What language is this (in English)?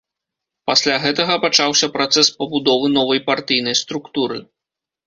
Belarusian